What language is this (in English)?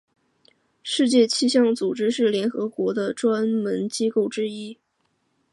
Chinese